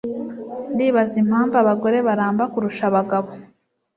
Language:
Kinyarwanda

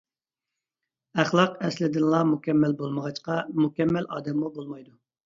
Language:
Uyghur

